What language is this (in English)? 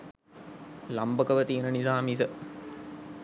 Sinhala